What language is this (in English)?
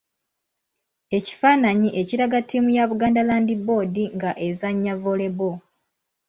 Ganda